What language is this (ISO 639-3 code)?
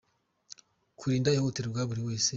kin